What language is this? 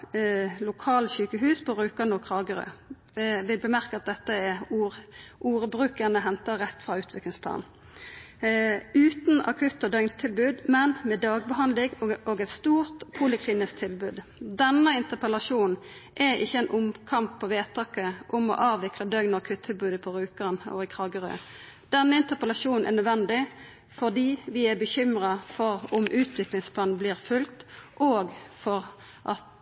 Norwegian Nynorsk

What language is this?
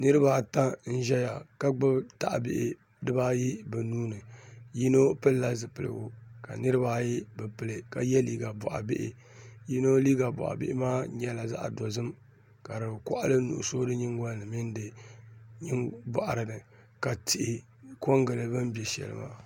Dagbani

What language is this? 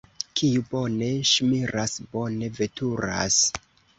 Esperanto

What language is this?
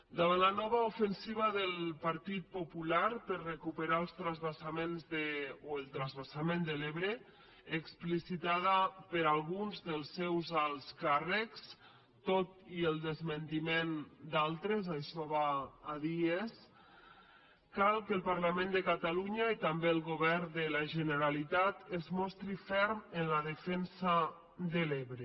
Catalan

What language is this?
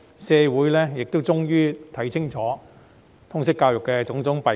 Cantonese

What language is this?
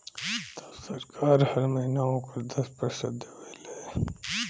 Bhojpuri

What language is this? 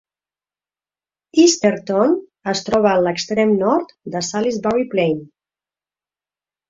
Catalan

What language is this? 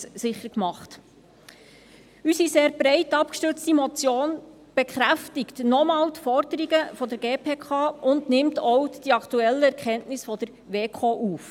Swiss German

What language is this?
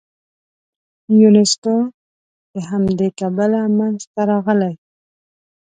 Pashto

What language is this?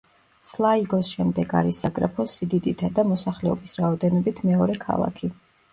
Georgian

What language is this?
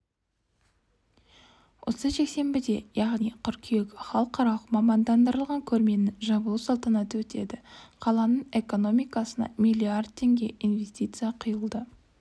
Kazakh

